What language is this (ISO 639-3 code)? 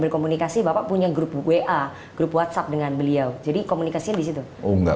ind